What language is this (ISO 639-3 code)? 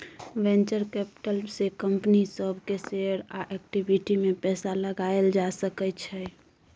mai